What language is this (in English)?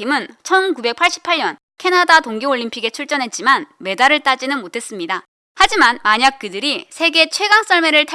Korean